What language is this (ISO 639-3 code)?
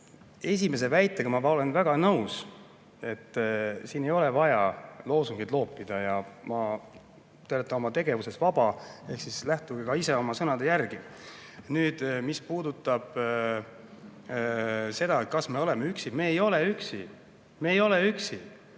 est